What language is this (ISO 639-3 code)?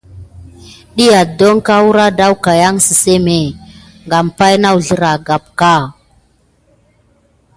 gid